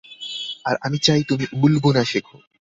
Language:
Bangla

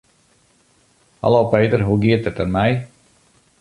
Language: Western Frisian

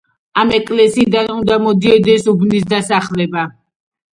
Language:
Georgian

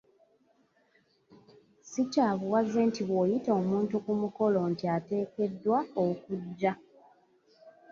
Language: Ganda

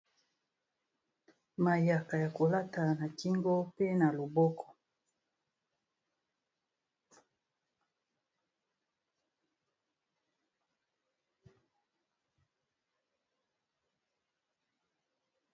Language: Lingala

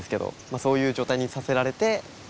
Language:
Japanese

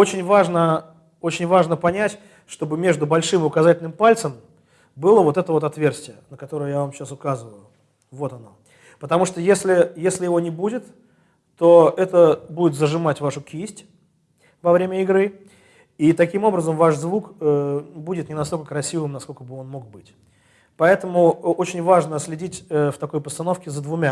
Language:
Russian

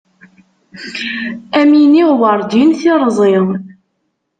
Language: Kabyle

